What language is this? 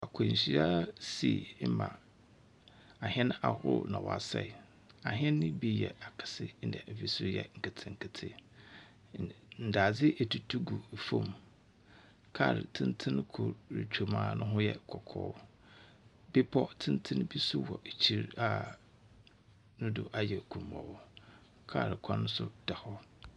Akan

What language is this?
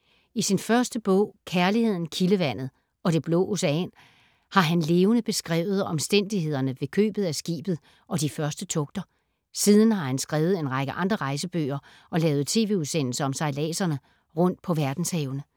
Danish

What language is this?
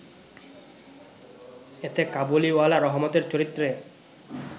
Bangla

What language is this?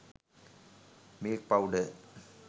Sinhala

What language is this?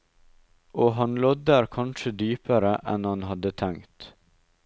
Norwegian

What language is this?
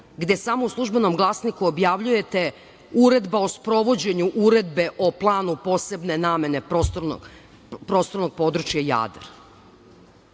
Serbian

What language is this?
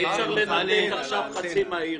Hebrew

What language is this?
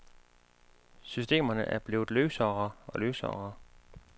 Danish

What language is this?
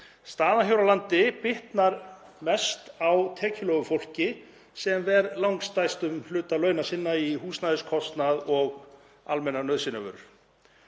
Icelandic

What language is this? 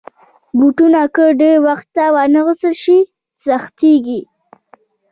Pashto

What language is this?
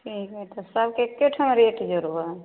Maithili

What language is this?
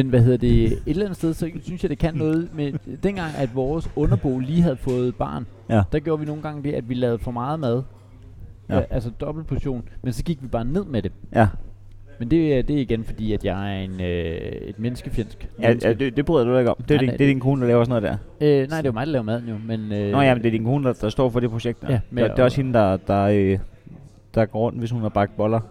Danish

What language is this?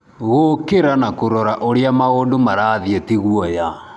Kikuyu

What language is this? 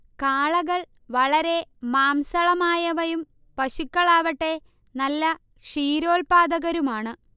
Malayalam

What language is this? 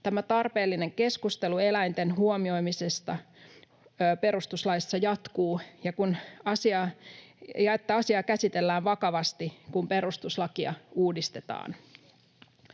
Finnish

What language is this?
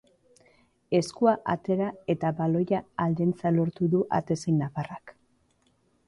Basque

